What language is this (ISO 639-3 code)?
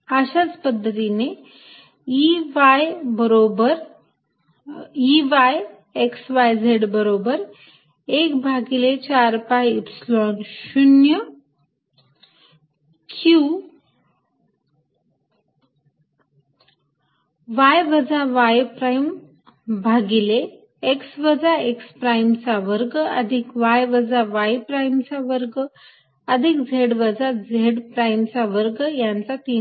mar